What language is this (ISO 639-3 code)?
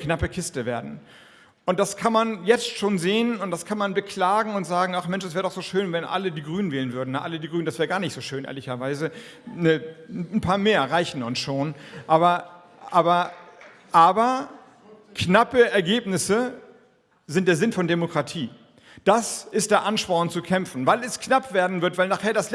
deu